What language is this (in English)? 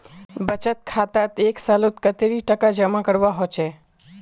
Magahi